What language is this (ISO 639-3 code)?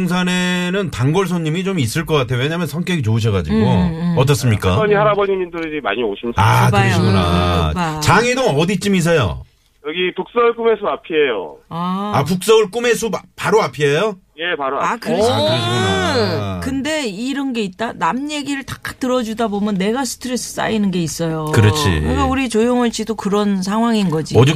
kor